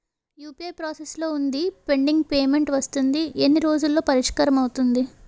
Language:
Telugu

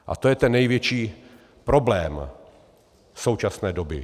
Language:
Czech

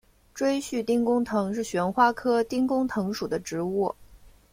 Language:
Chinese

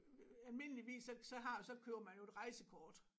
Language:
Danish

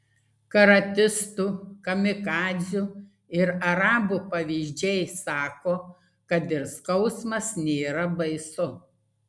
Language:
Lithuanian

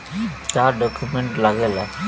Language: Bhojpuri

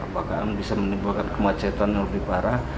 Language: Indonesian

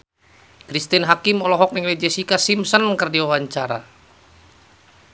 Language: Sundanese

